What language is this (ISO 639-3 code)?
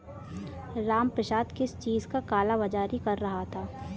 hin